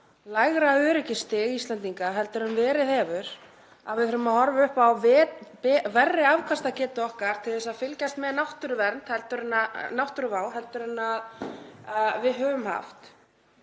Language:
Icelandic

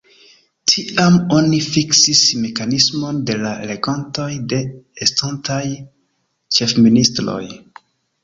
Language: Esperanto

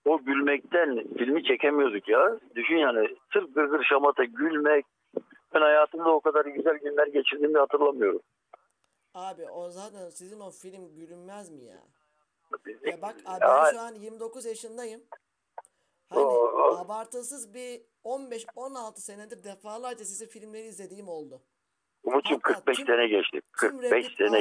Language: Turkish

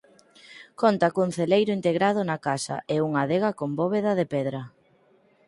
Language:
Galician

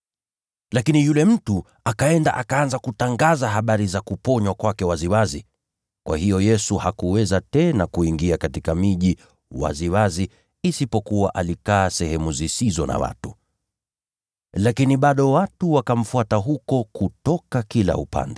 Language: Swahili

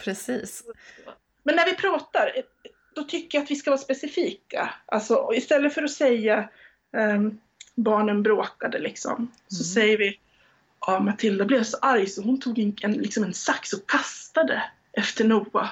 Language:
Swedish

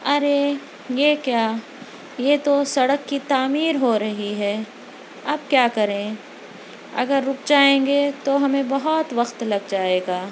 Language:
Urdu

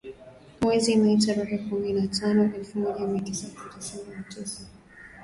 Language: Swahili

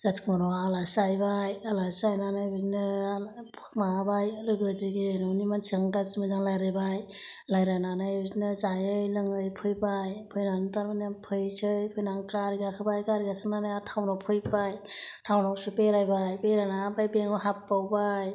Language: Bodo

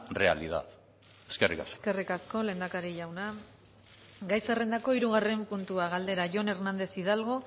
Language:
Basque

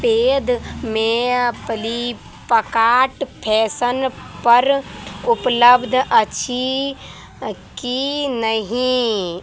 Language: Maithili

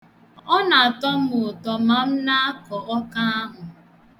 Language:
Igbo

